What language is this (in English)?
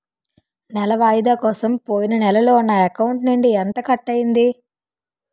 Telugu